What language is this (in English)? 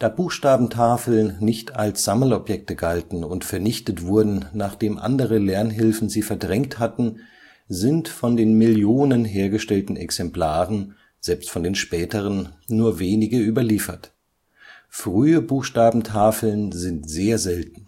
German